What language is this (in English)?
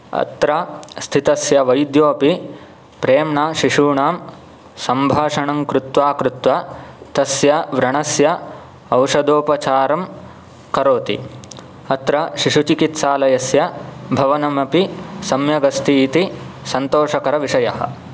Sanskrit